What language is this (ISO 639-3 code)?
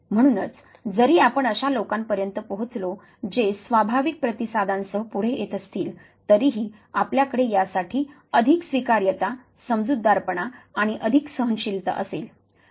mar